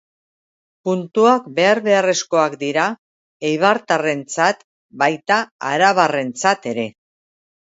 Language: Basque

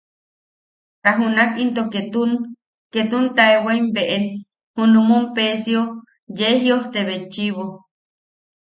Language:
Yaqui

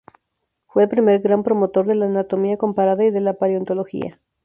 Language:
Spanish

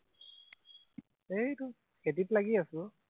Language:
Assamese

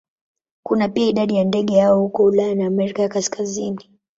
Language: Swahili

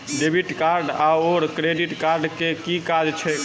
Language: Maithili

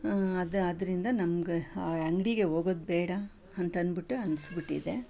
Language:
Kannada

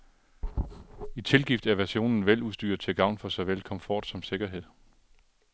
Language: Danish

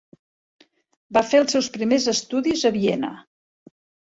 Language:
Catalan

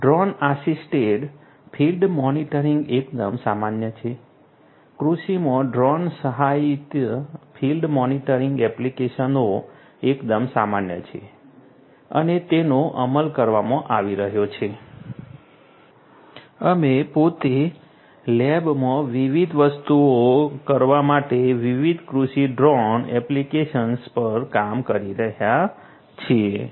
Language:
Gujarati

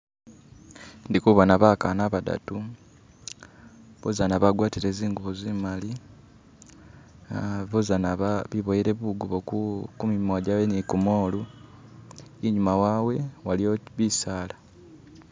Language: Masaaba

